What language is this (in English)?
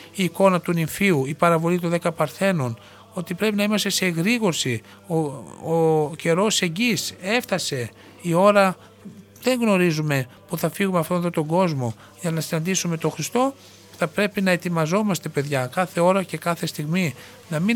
Greek